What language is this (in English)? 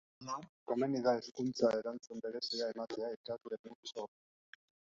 Basque